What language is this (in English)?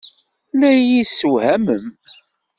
Kabyle